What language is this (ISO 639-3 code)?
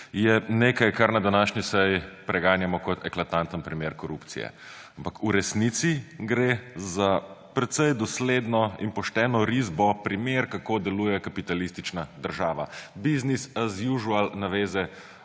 slv